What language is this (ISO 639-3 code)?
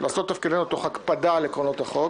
heb